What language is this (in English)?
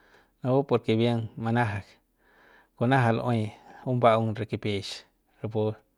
Central Pame